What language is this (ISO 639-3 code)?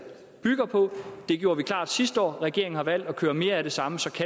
dan